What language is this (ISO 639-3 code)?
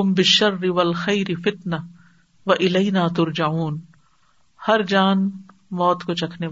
urd